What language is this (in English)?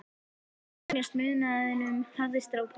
Icelandic